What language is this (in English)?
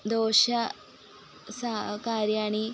Sanskrit